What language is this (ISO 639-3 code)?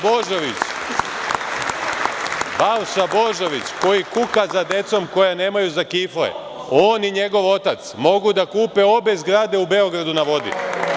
srp